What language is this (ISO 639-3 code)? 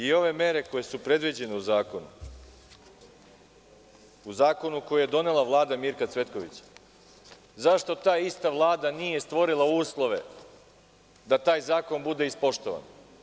srp